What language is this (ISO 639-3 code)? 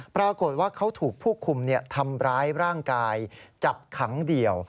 tha